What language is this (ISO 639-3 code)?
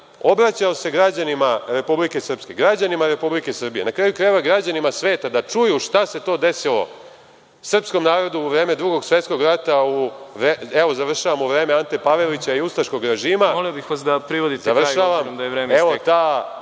srp